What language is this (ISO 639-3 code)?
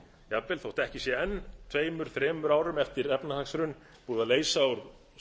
isl